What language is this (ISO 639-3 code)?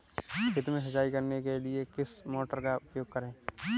hin